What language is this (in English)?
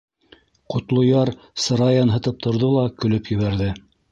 Bashkir